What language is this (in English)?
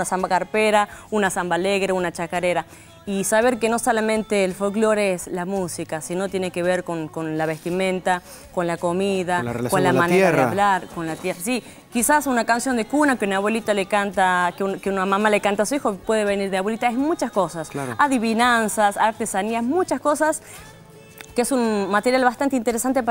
Spanish